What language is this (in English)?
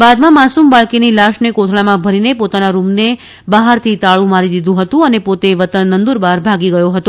Gujarati